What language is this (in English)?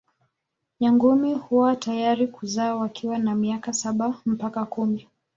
Swahili